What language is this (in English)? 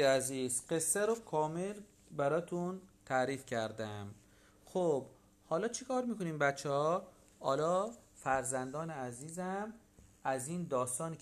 Persian